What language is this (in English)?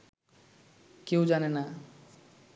Bangla